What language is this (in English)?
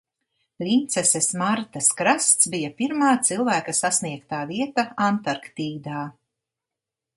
Latvian